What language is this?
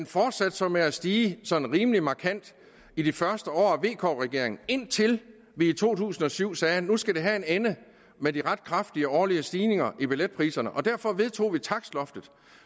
Danish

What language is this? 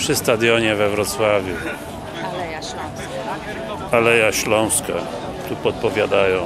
Polish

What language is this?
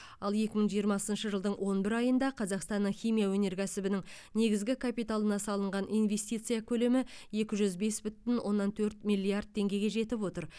Kazakh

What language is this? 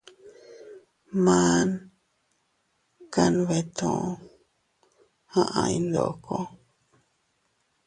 Teutila Cuicatec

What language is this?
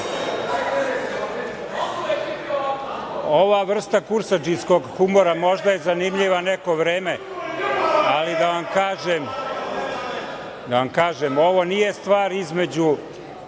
Serbian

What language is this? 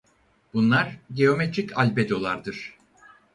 Turkish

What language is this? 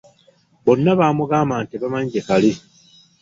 Ganda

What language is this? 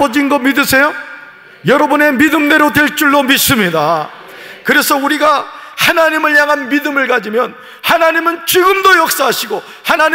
Korean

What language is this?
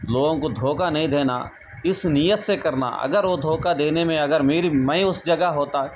Urdu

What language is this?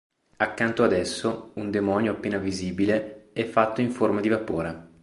Italian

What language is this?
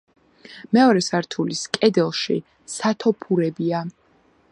Georgian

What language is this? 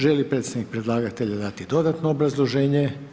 Croatian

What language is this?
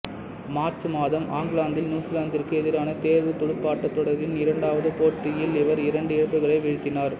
Tamil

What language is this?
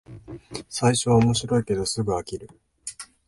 Japanese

